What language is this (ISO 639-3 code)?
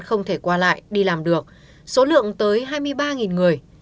vie